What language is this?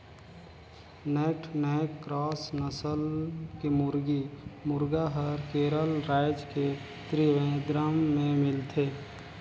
Chhattisgarhi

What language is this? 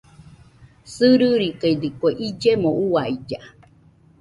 Nüpode Huitoto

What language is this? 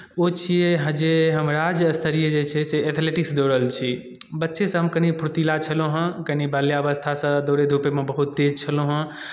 Maithili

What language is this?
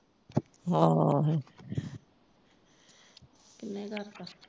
Punjabi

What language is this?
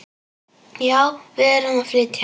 Icelandic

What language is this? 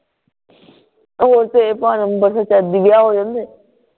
Punjabi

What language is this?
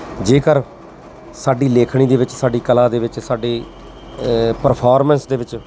Punjabi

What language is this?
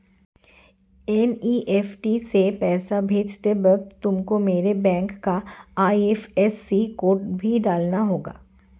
Hindi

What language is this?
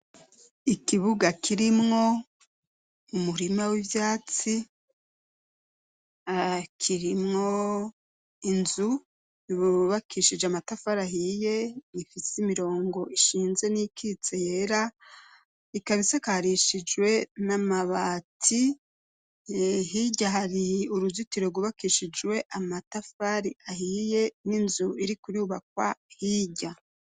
Rundi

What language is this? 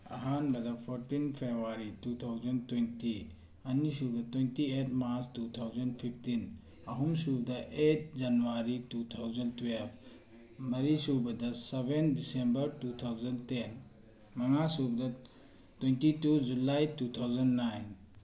Manipuri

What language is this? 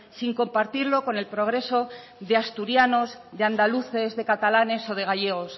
Spanish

